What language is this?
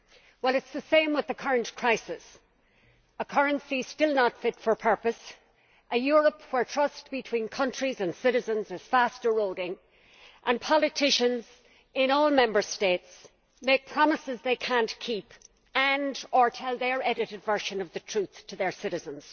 English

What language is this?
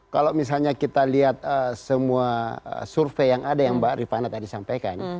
Indonesian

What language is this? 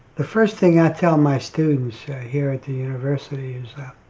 English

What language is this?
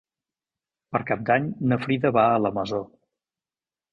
Catalan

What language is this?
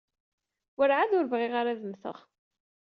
Kabyle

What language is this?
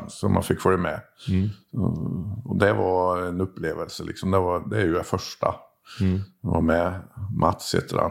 Swedish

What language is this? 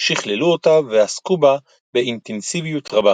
Hebrew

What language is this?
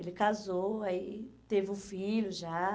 Portuguese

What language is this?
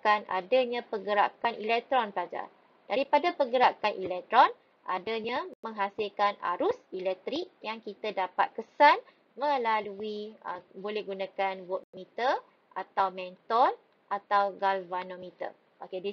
Malay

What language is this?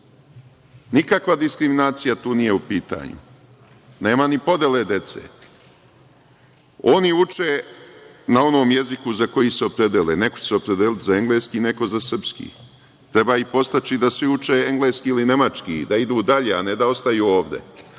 Serbian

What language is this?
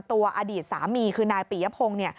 Thai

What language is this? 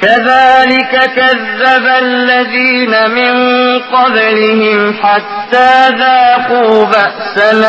Arabic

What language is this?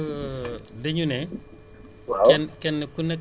Wolof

